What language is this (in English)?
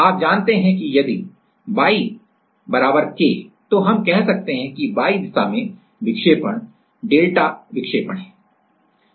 Hindi